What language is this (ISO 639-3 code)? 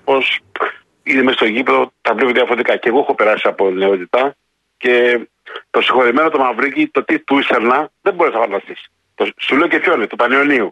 ell